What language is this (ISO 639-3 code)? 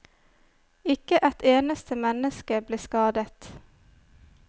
nor